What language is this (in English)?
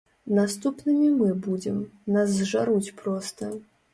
Belarusian